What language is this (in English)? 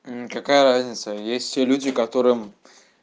Russian